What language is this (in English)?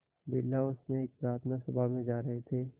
Hindi